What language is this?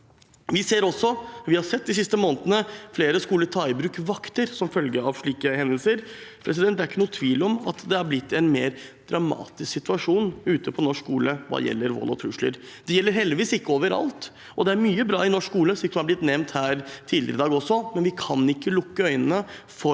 Norwegian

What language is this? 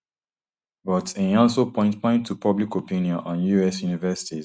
Nigerian Pidgin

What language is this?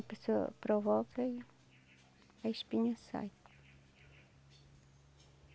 Portuguese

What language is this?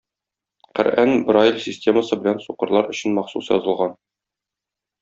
Tatar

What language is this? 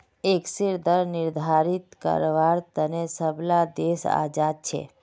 Magahi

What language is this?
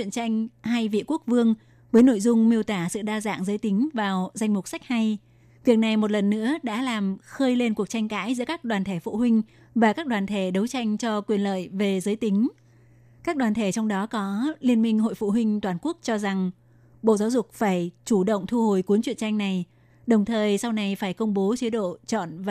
Vietnamese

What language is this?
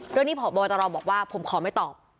Thai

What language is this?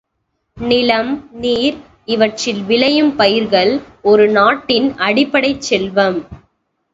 Tamil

